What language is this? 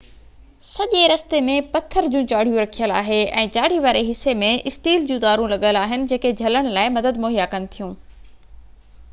Sindhi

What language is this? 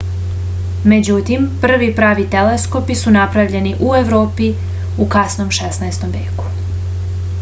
Serbian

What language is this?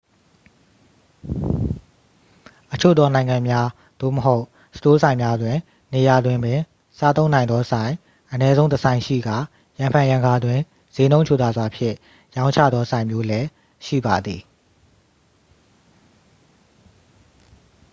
Burmese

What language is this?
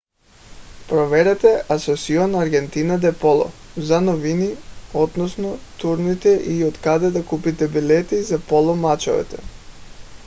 Bulgarian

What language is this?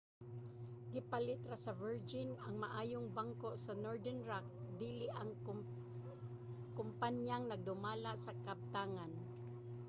Cebuano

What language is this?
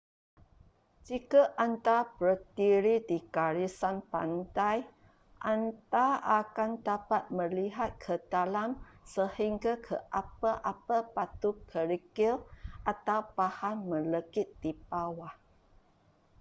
Malay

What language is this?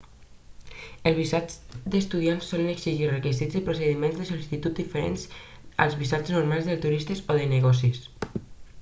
Catalan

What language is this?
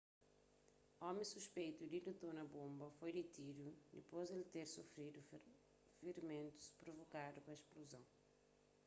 Kabuverdianu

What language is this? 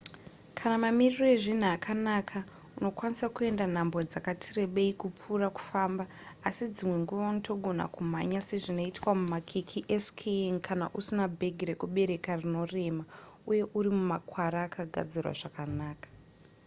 Shona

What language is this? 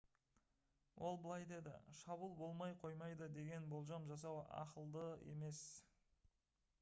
Kazakh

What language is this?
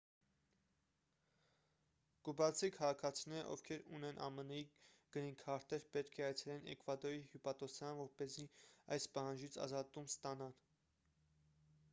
Armenian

